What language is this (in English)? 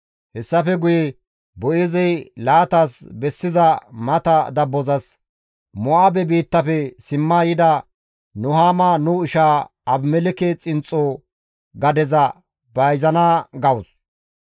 Gamo